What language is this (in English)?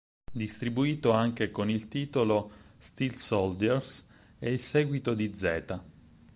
Italian